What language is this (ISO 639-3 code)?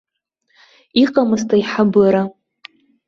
abk